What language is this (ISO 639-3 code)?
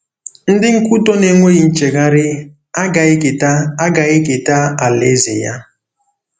ibo